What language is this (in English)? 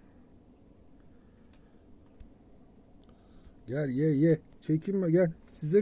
Turkish